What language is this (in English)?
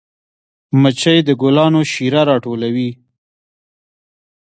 Pashto